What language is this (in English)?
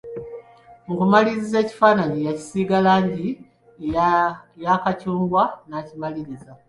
Ganda